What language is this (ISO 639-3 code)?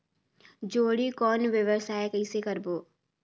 hne